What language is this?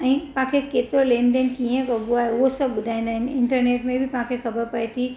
Sindhi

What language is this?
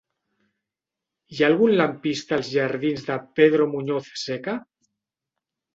Catalan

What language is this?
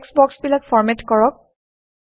Assamese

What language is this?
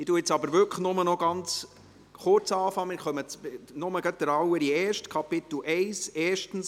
Swiss German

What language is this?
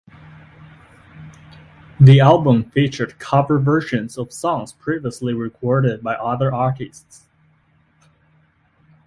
English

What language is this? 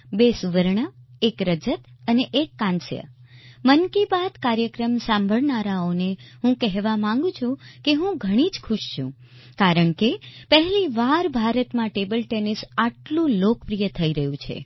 Gujarati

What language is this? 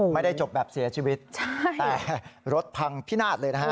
Thai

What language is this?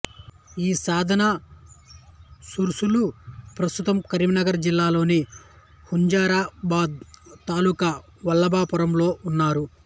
Telugu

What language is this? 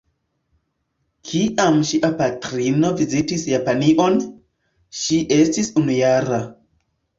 Esperanto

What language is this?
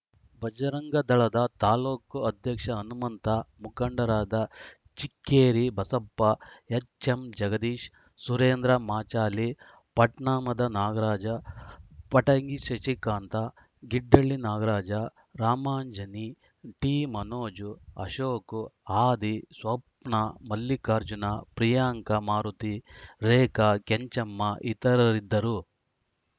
Kannada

